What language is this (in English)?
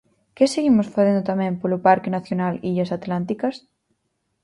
Galician